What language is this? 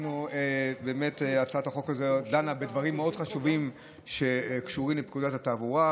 Hebrew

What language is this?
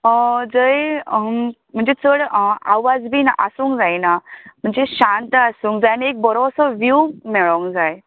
Konkani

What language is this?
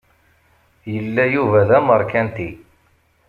Kabyle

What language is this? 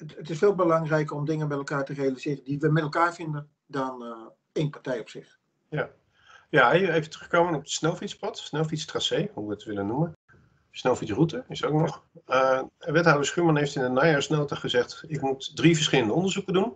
Dutch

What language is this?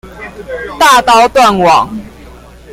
Chinese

